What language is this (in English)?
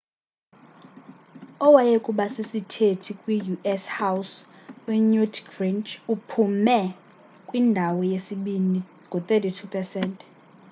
Xhosa